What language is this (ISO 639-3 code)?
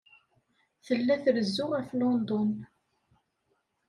kab